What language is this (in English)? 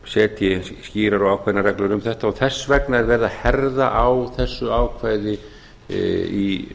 Icelandic